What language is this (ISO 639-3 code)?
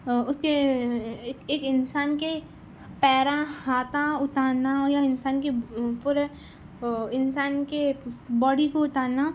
urd